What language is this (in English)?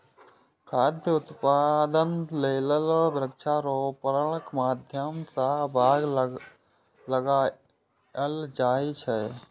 Maithili